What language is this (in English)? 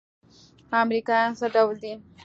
Pashto